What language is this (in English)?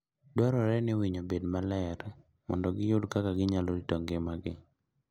Luo (Kenya and Tanzania)